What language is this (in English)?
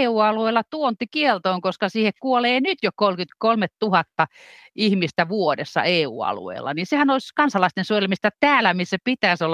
Finnish